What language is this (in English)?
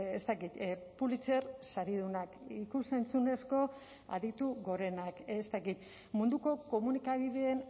Basque